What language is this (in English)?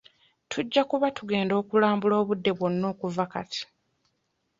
Ganda